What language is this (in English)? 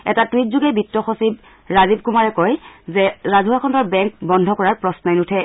Assamese